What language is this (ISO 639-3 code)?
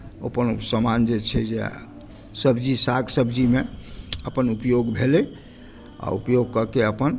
mai